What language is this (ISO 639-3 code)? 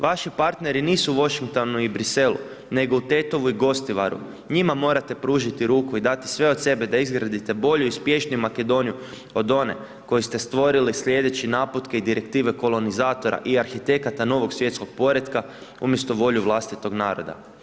hrv